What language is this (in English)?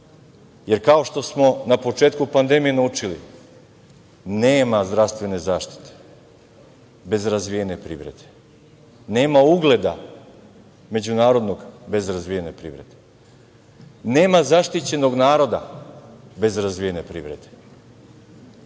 Serbian